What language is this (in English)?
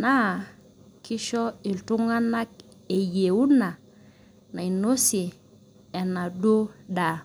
Masai